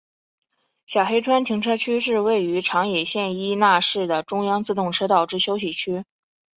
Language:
Chinese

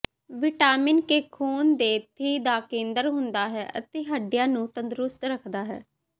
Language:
Punjabi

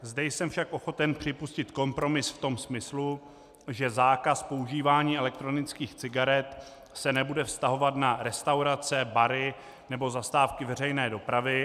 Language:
Czech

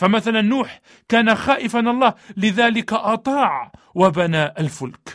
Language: Arabic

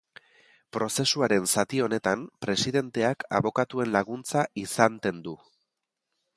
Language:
Basque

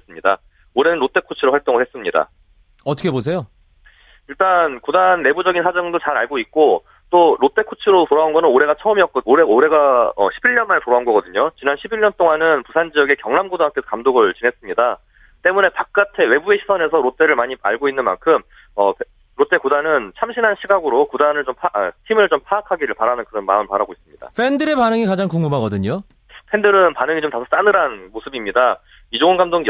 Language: Korean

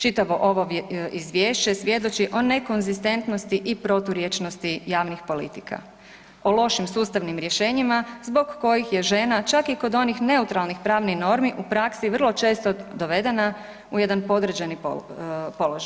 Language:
Croatian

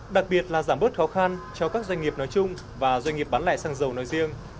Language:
Vietnamese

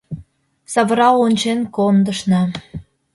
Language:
Mari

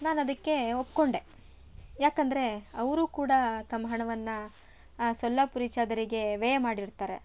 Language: Kannada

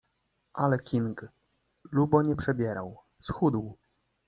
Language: Polish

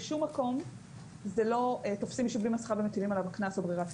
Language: Hebrew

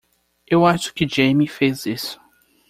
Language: Portuguese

